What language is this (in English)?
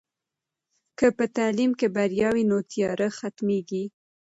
Pashto